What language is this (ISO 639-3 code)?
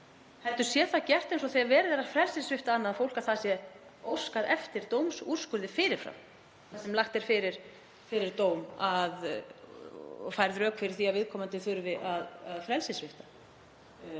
isl